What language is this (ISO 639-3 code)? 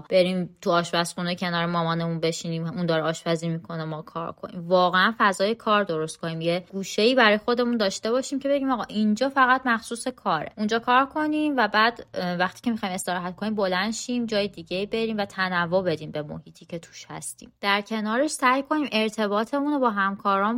fas